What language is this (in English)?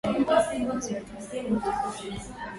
Swahili